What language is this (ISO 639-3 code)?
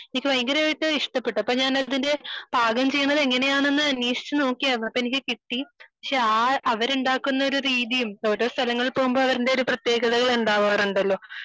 mal